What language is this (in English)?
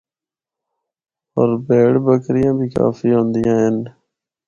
Northern Hindko